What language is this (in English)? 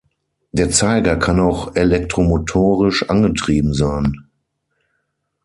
German